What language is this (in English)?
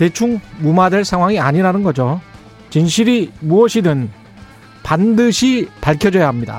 Korean